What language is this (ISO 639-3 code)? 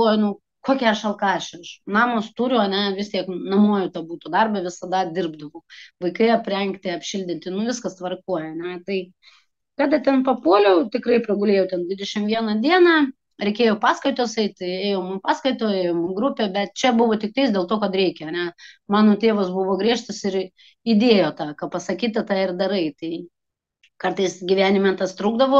lit